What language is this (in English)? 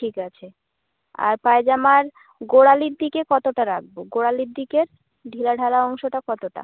Bangla